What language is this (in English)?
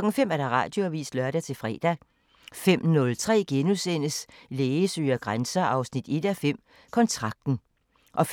Danish